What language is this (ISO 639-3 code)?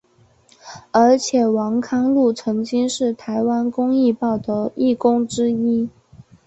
zho